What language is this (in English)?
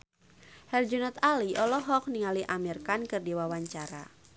Sundanese